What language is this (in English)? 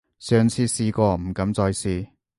Cantonese